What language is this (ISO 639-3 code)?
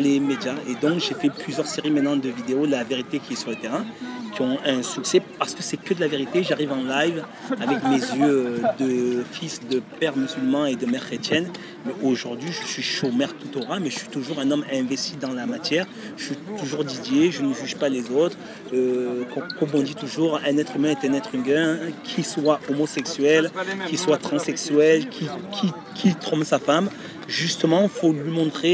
fra